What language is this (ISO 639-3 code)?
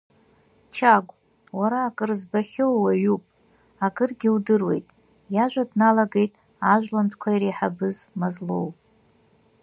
abk